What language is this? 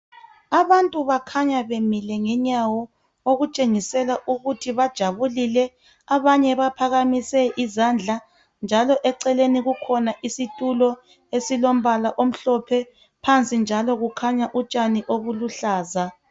North Ndebele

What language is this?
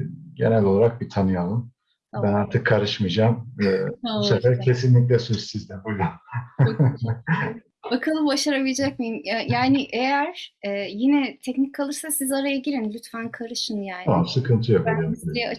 Turkish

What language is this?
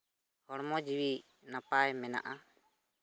Santali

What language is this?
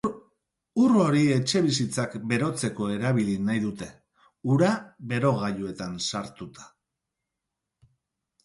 Basque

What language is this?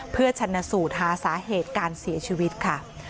Thai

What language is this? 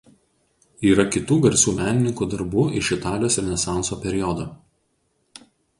Lithuanian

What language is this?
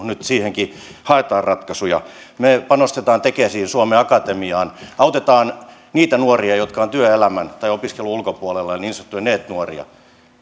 Finnish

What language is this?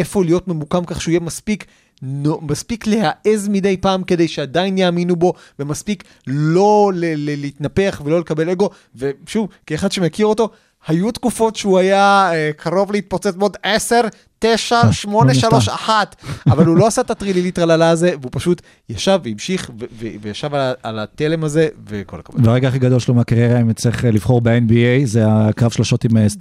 Hebrew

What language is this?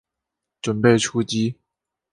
Chinese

